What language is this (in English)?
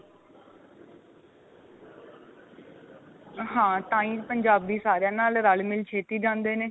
Punjabi